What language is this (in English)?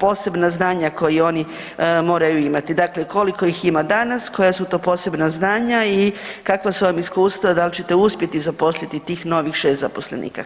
Croatian